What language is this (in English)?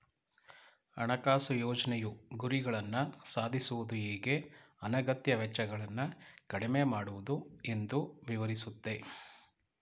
Kannada